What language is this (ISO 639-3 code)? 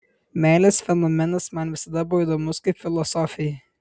lit